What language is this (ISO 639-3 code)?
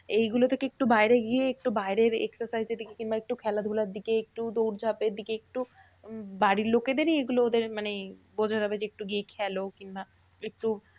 ben